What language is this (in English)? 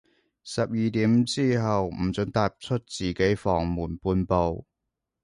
Cantonese